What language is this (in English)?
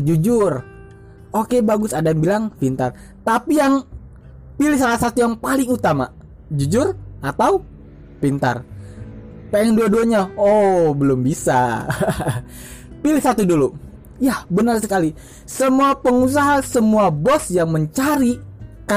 Indonesian